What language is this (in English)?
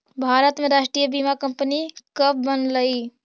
Magahi